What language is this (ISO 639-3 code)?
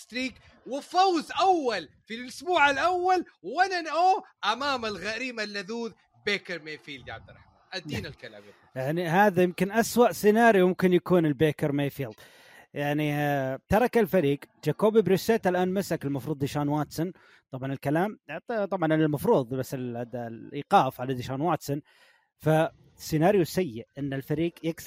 ara